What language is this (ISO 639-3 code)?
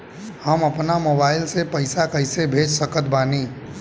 bho